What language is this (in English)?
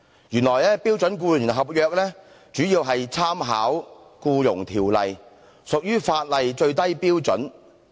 Cantonese